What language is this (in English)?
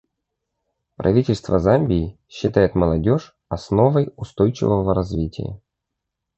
Russian